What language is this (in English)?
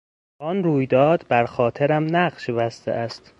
Persian